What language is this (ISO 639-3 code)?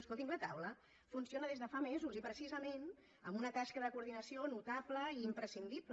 cat